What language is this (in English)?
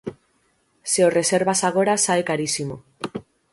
Galician